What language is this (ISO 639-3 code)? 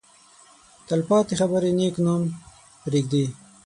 pus